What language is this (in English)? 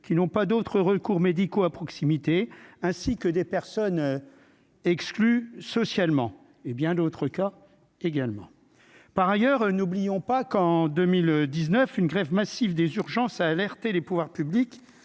French